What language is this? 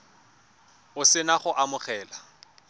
Tswana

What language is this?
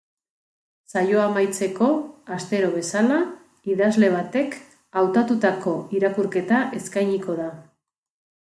Basque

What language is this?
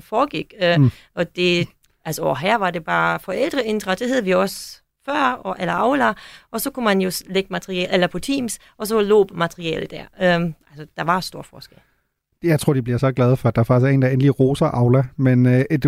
Danish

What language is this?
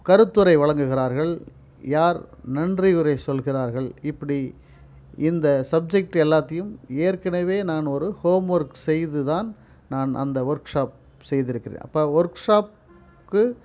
Tamil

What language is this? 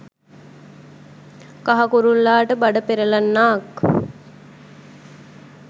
Sinhala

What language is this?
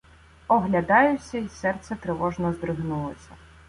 Ukrainian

